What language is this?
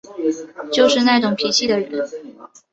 Chinese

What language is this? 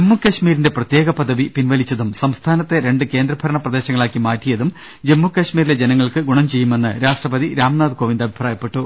Malayalam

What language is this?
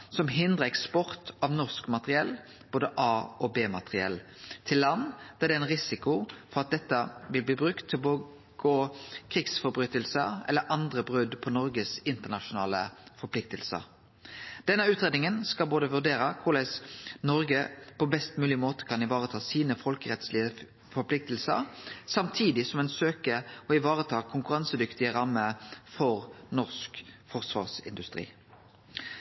Norwegian Nynorsk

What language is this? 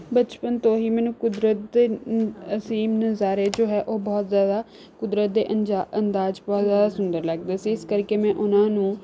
Punjabi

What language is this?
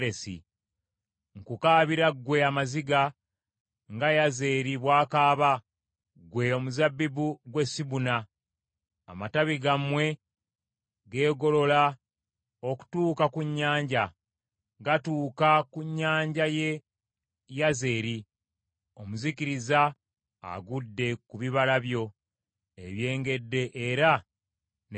Ganda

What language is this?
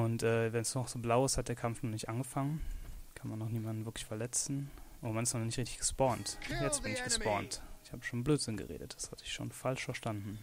German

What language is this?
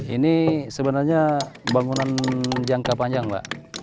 Indonesian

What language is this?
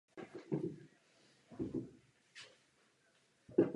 Czech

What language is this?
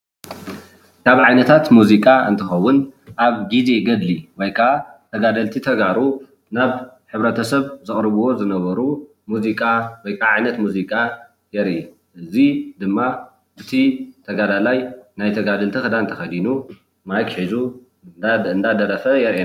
Tigrinya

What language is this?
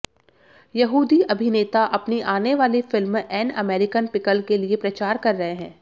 Hindi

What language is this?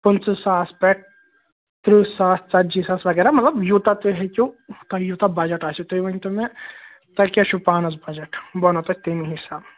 Kashmiri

